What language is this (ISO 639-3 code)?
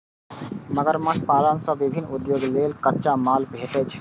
mai